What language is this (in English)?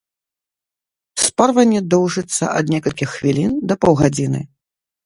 Belarusian